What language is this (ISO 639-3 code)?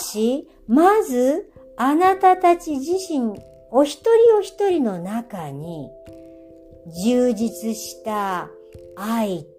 jpn